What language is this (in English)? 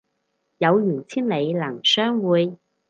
Cantonese